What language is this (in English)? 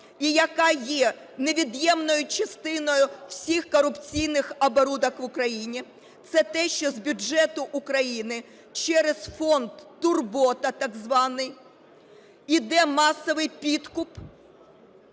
Ukrainian